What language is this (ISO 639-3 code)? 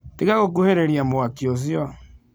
kik